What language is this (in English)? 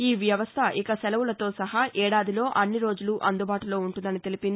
Telugu